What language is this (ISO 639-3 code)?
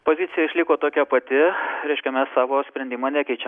lit